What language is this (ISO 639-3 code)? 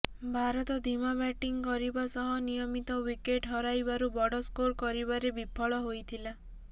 ori